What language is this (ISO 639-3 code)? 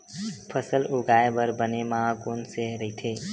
hne